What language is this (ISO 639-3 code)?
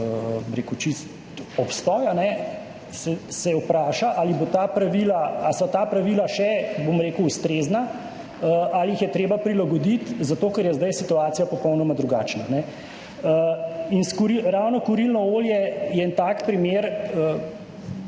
slv